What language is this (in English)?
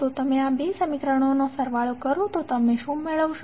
Gujarati